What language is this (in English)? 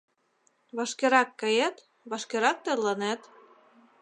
Mari